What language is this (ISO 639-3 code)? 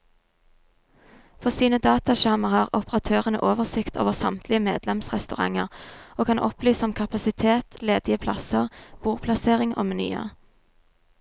nor